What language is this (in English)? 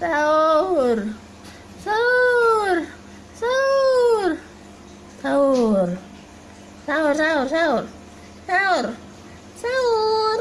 Indonesian